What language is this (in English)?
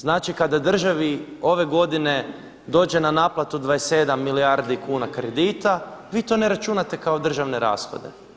Croatian